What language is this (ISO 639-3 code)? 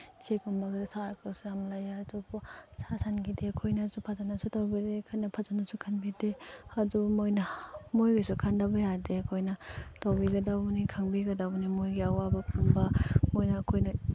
mni